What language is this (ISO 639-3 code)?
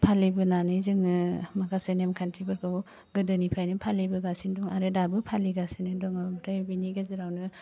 brx